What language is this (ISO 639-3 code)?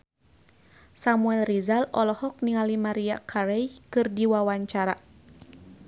sun